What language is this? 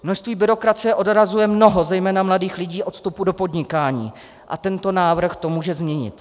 Czech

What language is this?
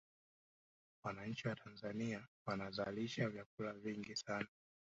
Swahili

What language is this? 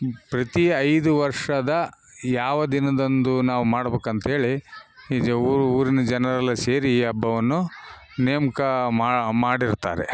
Kannada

